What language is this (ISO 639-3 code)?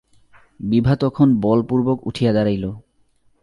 ben